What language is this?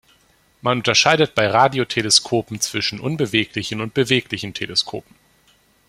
German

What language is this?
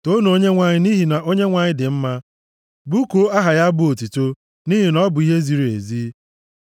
Igbo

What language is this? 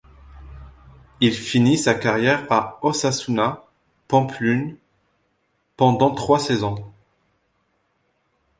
French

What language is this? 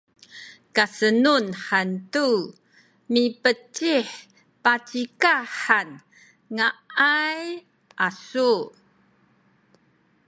Sakizaya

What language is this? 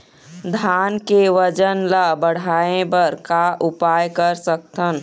Chhattisgarhi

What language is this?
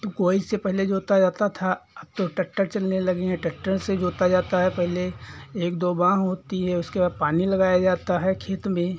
Hindi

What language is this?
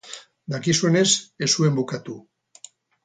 Basque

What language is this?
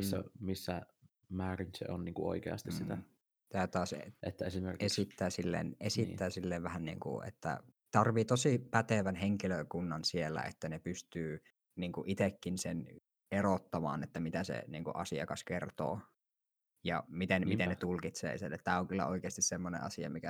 Finnish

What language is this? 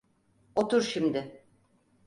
Turkish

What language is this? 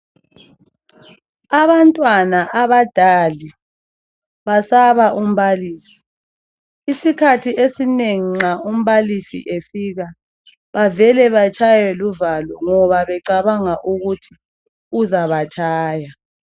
North Ndebele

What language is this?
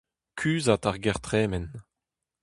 Breton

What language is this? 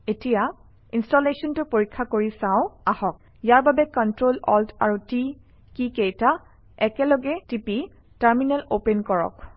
Assamese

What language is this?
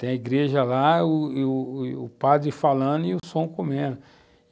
Portuguese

